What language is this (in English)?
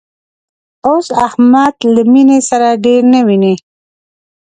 Pashto